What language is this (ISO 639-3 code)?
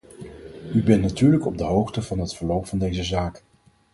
nld